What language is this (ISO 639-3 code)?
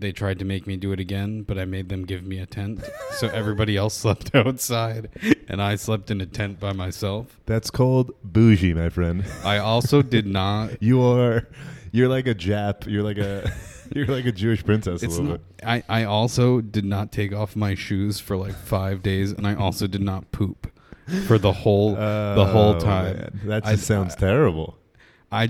eng